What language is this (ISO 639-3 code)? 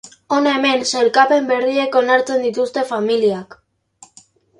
eus